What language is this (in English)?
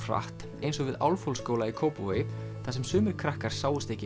Icelandic